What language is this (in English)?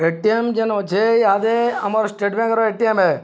Odia